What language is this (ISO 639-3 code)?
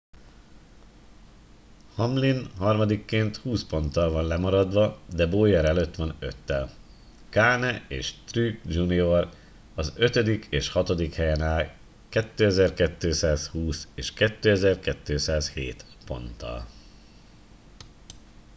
hun